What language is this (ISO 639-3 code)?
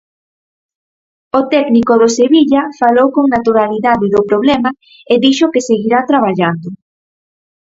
glg